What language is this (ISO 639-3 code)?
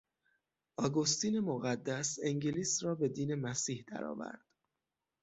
fas